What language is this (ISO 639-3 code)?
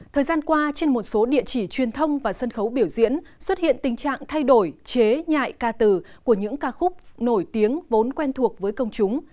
vie